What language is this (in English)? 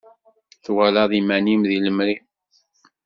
Kabyle